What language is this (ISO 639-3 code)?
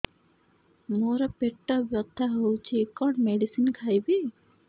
ori